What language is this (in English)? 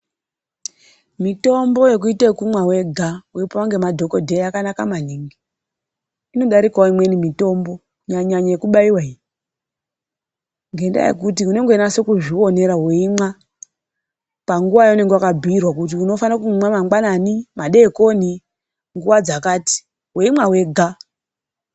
Ndau